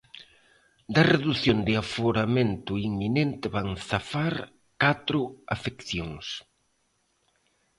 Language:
Galician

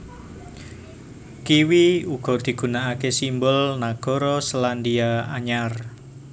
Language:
Javanese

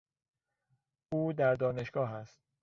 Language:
Persian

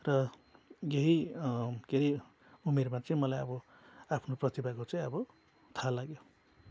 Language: Nepali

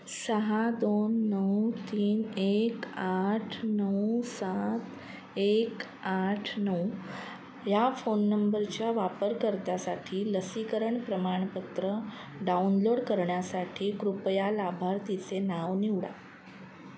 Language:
Marathi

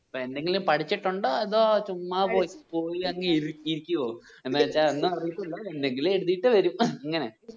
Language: Malayalam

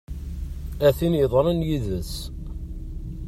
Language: Kabyle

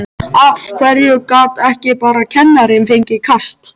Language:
Icelandic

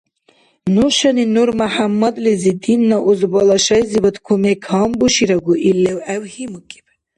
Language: Dargwa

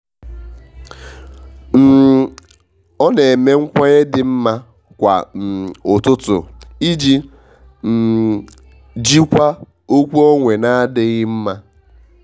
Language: Igbo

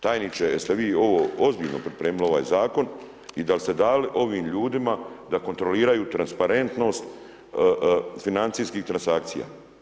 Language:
Croatian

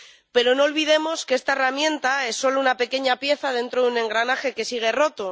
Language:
Spanish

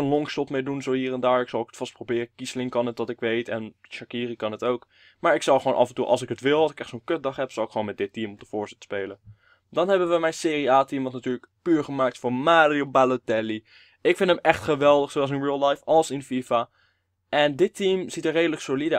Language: Dutch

